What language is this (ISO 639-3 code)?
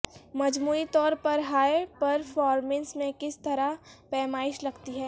urd